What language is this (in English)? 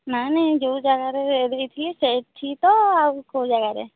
Odia